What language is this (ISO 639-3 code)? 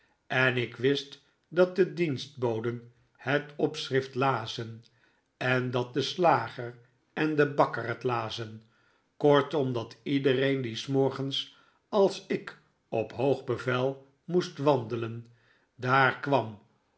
nld